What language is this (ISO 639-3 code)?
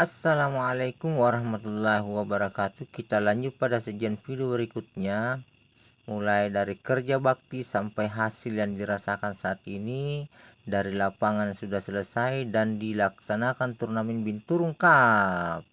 ind